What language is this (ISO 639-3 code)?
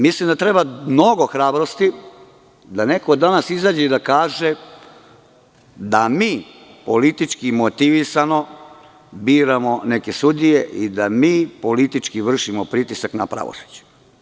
srp